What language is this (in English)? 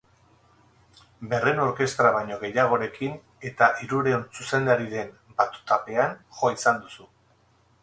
Basque